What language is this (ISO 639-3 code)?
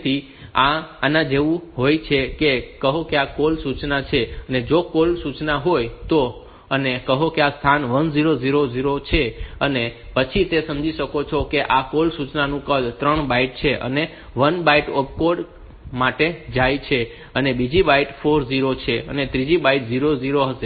guj